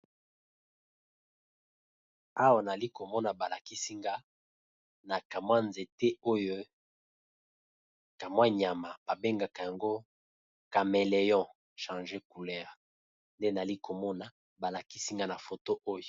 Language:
Lingala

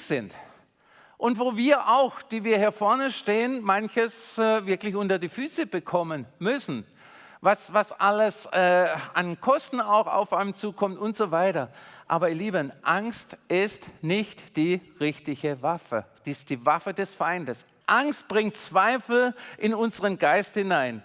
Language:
German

